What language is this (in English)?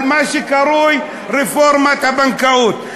Hebrew